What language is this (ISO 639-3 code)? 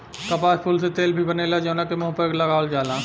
bho